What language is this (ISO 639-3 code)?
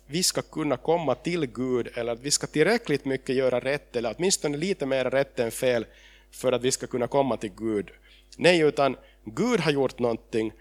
swe